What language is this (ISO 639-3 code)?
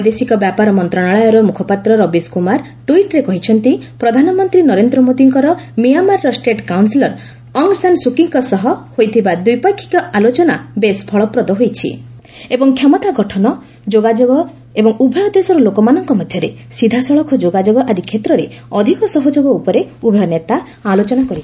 ori